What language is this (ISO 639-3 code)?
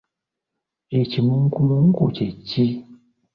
lug